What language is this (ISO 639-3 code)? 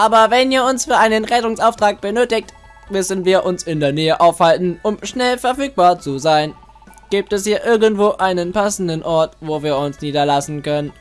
deu